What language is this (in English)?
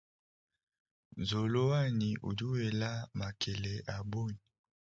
Luba-Lulua